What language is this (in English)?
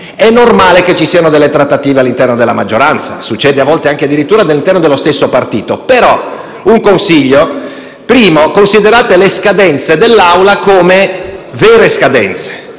Italian